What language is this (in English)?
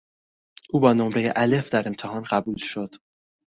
Persian